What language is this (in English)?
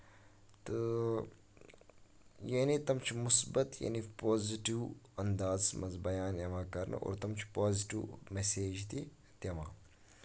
Kashmiri